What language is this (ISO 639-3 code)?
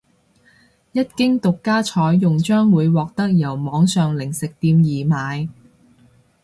yue